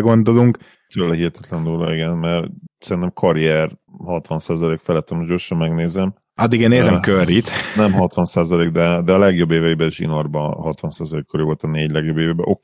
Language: Hungarian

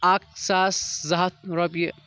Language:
Kashmiri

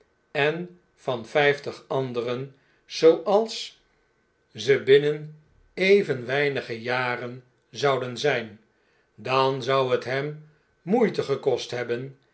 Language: Dutch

